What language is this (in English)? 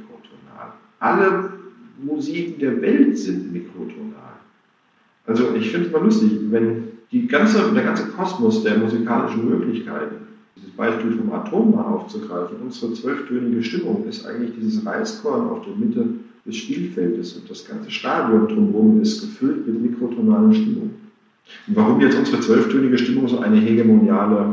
German